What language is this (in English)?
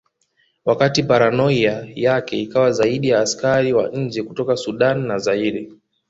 Swahili